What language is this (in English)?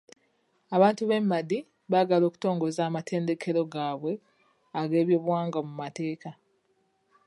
Ganda